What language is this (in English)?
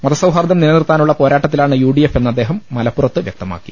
Malayalam